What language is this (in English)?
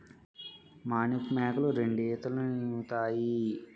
Telugu